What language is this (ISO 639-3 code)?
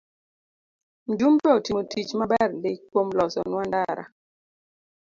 luo